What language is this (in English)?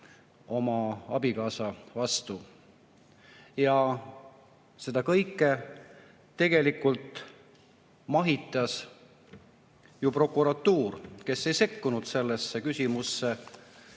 Estonian